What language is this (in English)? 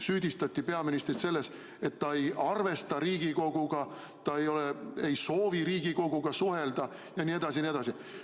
Estonian